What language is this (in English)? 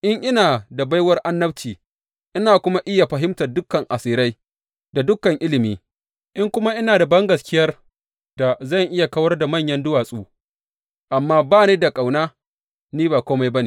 Hausa